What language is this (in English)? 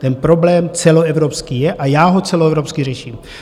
Czech